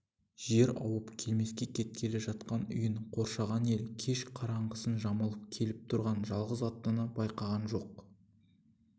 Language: Kazakh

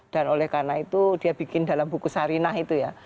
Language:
Indonesian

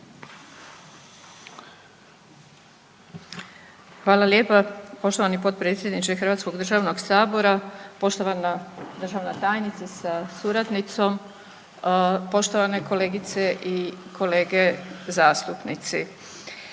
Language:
Croatian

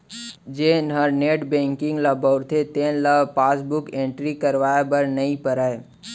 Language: Chhattisgarhi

